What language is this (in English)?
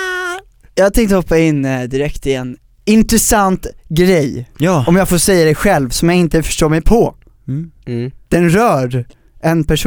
Swedish